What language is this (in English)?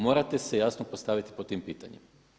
Croatian